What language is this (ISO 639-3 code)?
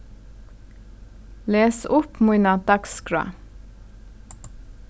fao